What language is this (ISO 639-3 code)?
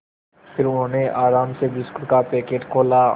hin